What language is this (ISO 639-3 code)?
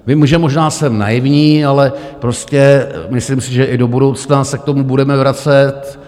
ces